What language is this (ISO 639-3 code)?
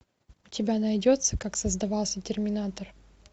rus